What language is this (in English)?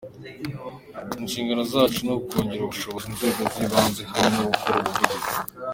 Kinyarwanda